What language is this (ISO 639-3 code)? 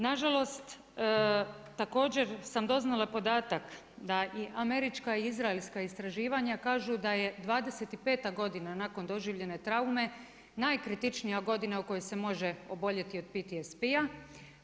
hrv